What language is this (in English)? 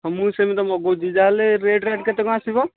Odia